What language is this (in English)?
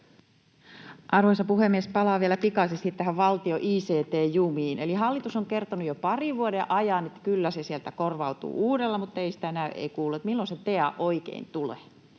Finnish